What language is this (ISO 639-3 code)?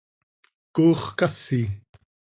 sei